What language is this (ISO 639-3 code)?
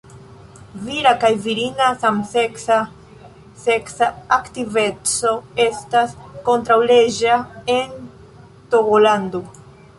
epo